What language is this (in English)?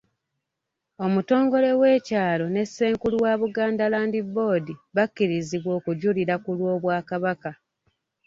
Ganda